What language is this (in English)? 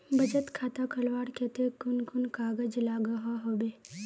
Magahi